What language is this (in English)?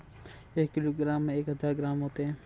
Hindi